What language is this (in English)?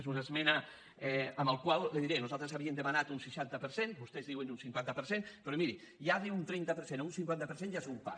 Catalan